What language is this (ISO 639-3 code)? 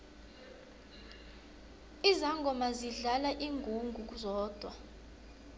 nbl